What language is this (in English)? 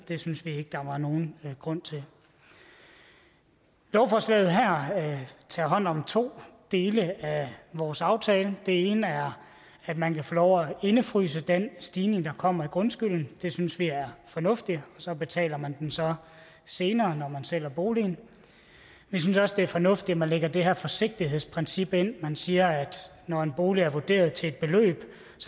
Danish